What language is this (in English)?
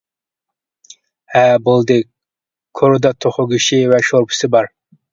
Uyghur